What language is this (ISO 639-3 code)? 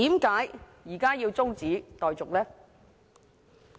yue